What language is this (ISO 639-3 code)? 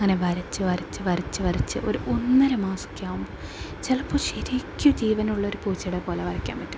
mal